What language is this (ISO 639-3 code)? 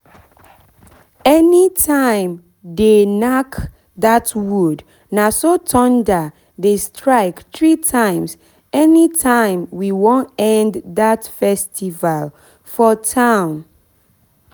pcm